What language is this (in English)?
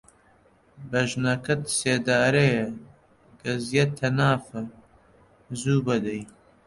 Central Kurdish